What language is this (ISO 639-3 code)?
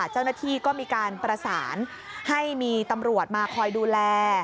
tha